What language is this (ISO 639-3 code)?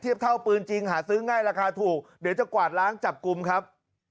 tha